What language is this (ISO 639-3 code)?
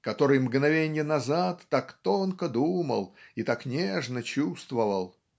rus